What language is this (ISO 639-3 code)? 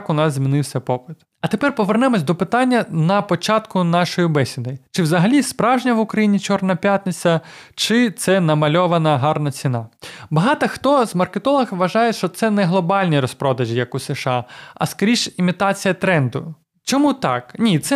ukr